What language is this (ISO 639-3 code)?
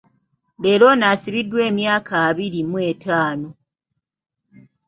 lug